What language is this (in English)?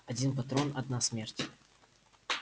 Russian